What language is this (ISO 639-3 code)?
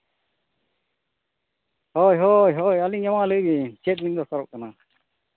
sat